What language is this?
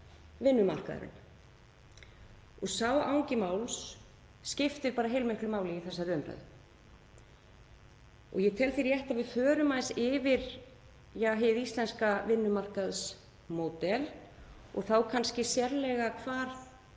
Icelandic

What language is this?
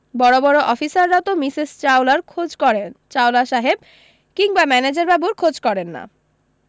Bangla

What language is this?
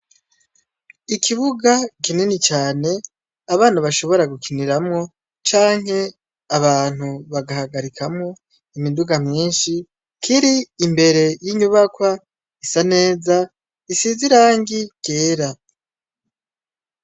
Rundi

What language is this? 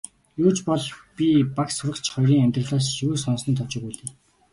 Mongolian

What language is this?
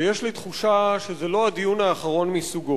Hebrew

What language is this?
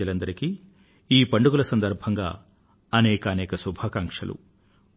Telugu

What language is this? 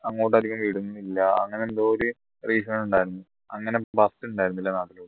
Malayalam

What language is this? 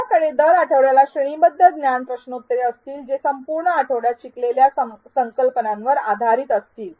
Marathi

